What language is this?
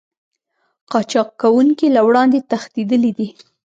Pashto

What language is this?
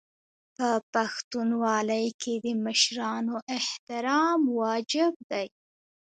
Pashto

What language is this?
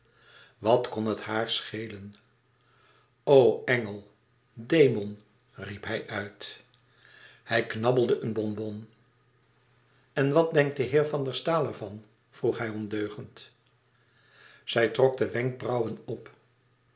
Dutch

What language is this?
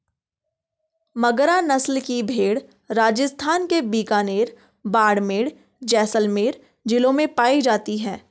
Hindi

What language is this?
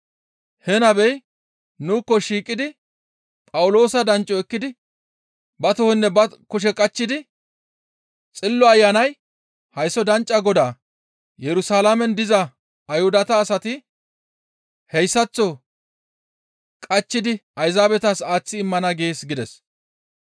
Gamo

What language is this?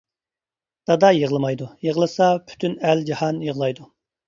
Uyghur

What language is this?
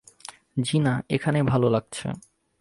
Bangla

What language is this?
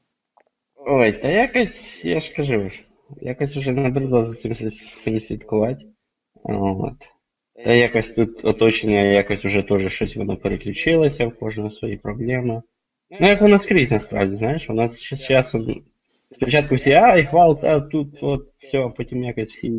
Ukrainian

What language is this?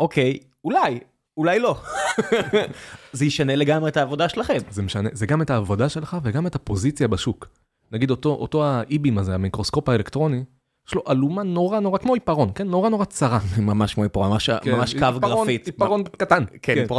Hebrew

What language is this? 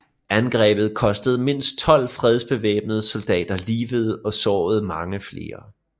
Danish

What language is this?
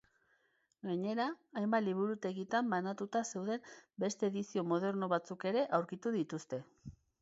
Basque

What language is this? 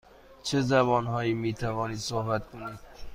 Persian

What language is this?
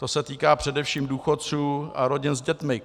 Czech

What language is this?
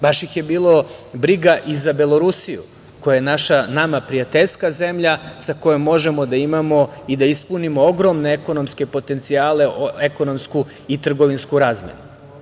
Serbian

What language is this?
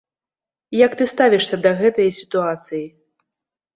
Belarusian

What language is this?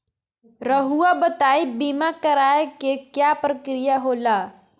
Magahi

